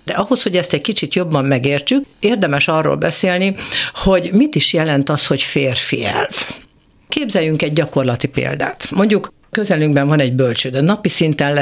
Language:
Hungarian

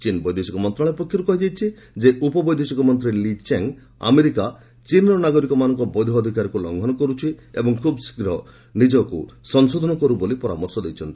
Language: Odia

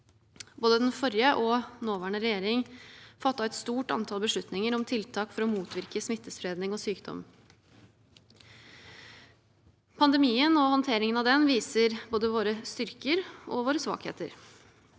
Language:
Norwegian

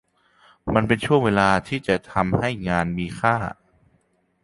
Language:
Thai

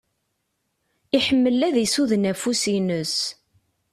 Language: Kabyle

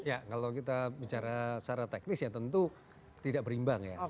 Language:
Indonesian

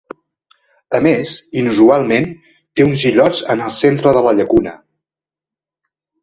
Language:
Catalan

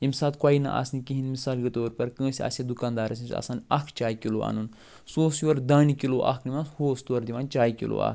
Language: Kashmiri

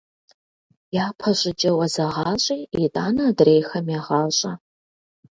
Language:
Kabardian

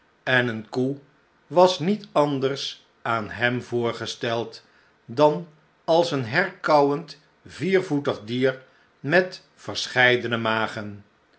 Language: Dutch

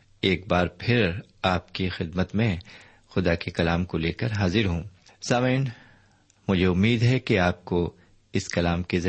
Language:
Urdu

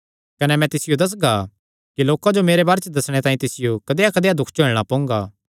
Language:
Kangri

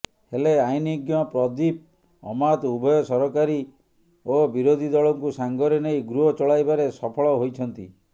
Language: Odia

